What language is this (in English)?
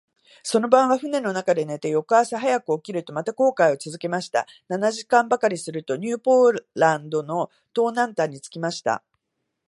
Japanese